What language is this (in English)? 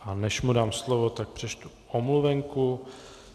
Czech